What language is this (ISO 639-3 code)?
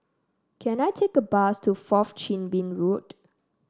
eng